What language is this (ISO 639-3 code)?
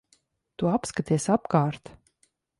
lav